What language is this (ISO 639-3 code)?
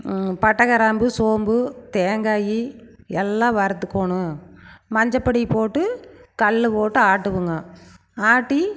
tam